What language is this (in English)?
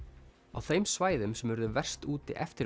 Icelandic